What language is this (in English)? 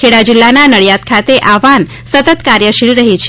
Gujarati